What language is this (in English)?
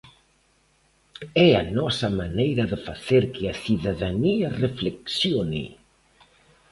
Galician